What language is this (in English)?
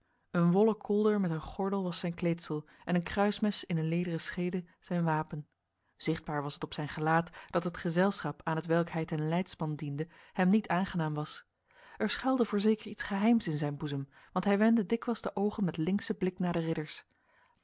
Dutch